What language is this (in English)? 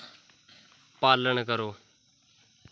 Dogri